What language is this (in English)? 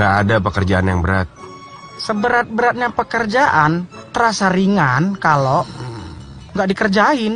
Indonesian